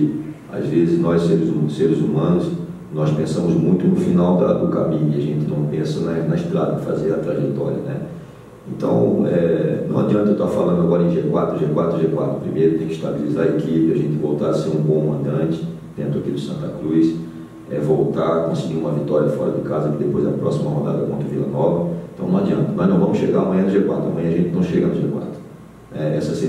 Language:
Portuguese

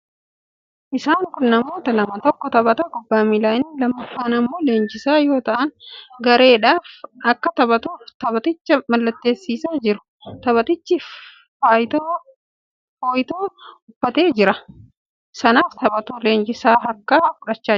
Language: Oromo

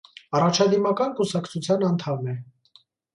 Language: Armenian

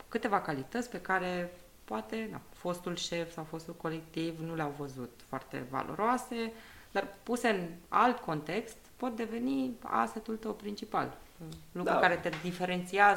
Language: Romanian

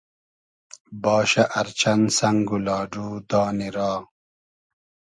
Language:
Hazaragi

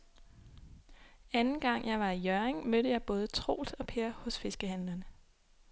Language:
Danish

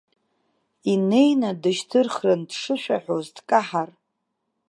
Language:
Abkhazian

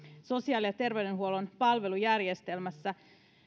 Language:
Finnish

